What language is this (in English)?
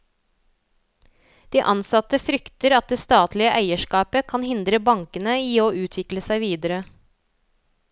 Norwegian